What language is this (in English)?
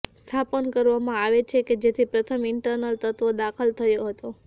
Gujarati